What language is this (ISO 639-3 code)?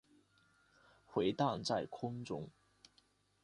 zho